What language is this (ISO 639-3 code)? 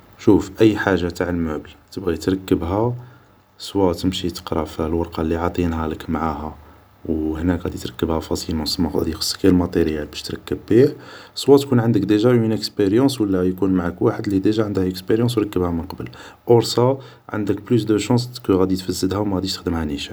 arq